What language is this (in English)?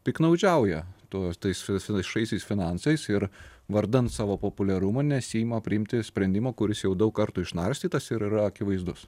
Lithuanian